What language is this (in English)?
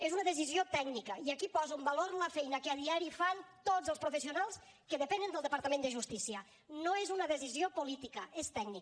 Catalan